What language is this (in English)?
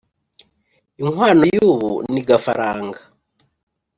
Kinyarwanda